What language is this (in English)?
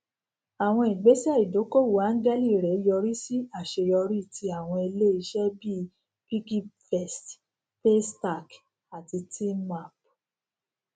Yoruba